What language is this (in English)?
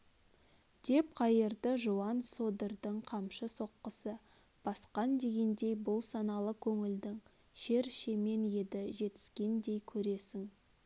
Kazakh